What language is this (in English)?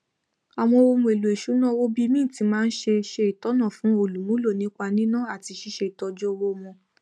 Yoruba